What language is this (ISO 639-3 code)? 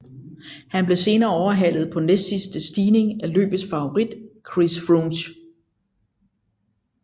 dan